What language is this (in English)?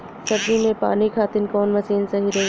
Bhojpuri